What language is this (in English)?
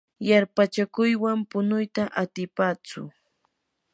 Yanahuanca Pasco Quechua